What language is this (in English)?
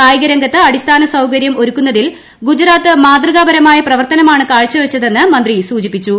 Malayalam